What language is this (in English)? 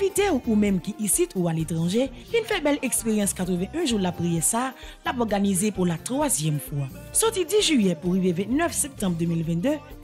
French